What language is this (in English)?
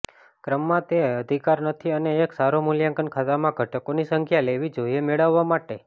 Gujarati